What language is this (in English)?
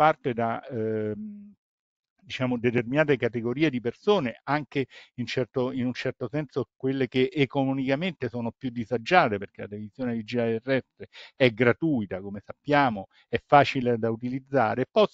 Italian